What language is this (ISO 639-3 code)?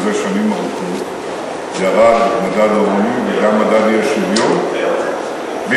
heb